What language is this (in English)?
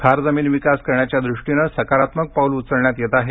Marathi